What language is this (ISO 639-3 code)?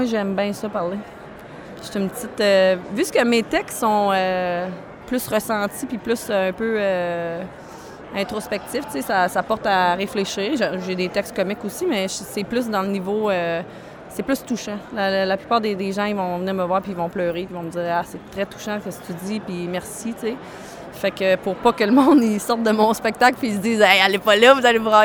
fra